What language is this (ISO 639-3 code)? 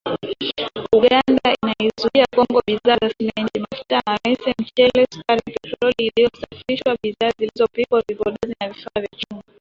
swa